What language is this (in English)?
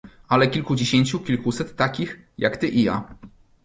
Polish